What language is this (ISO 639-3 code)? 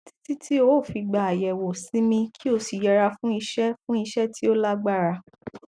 yor